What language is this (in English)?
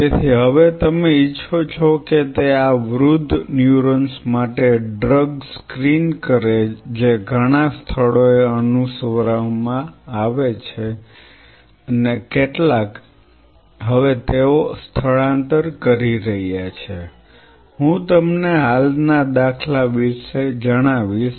Gujarati